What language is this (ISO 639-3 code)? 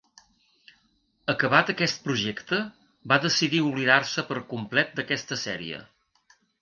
cat